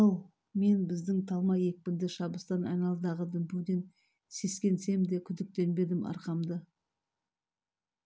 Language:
Kazakh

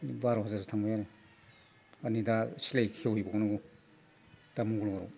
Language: Bodo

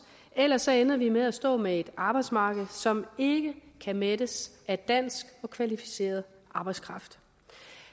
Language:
Danish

